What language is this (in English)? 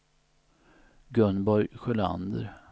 Swedish